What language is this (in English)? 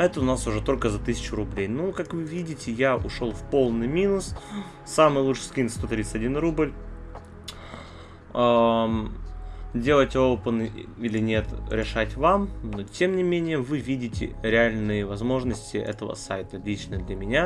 Russian